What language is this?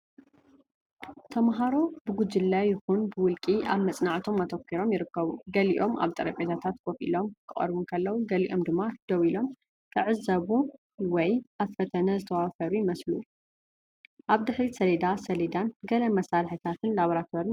Tigrinya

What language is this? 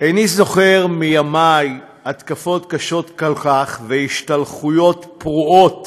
Hebrew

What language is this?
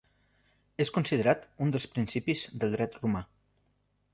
Catalan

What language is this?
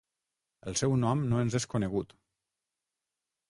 Catalan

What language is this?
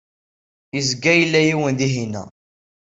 Kabyle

